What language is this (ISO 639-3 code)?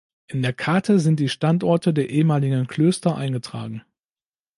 deu